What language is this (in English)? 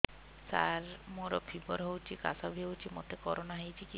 Odia